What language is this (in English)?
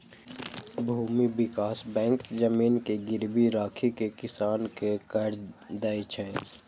Maithili